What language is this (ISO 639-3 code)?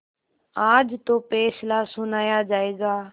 hin